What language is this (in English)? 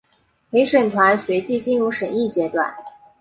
Chinese